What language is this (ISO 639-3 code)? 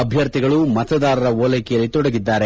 kan